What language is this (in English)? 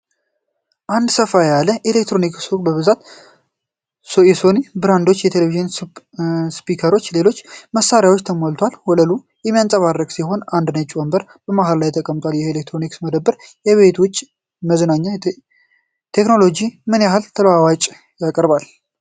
Amharic